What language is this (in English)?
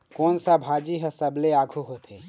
Chhattisgarhi